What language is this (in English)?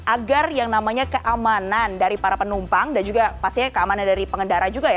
Indonesian